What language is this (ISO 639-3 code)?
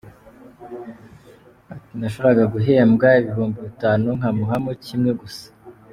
kin